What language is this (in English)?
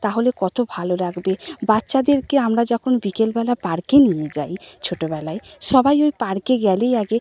Bangla